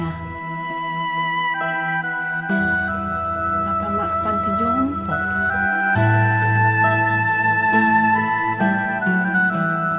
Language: Indonesian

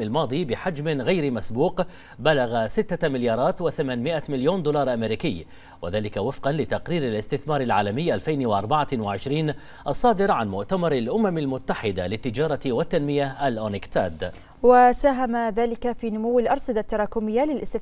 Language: Arabic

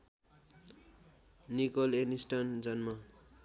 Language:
Nepali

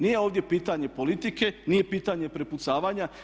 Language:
Croatian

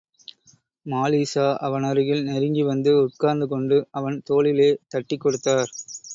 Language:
Tamil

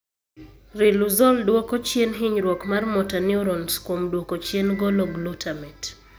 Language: Luo (Kenya and Tanzania)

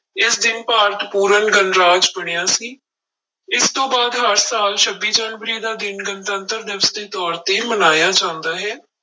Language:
Punjabi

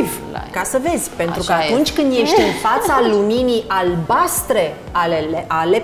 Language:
Romanian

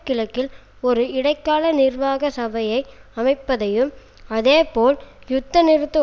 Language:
Tamil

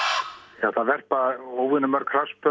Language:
Icelandic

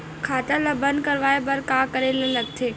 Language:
Chhattisgarhi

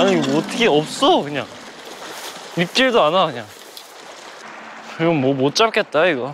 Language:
Korean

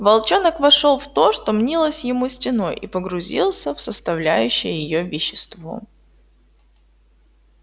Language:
Russian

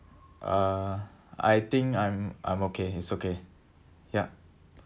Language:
English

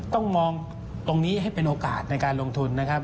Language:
Thai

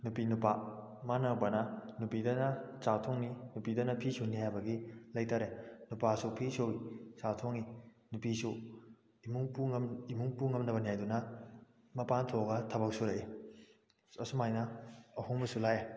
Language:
Manipuri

